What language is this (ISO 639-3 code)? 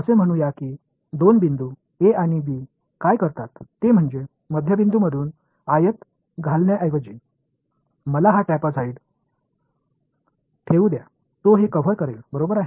mar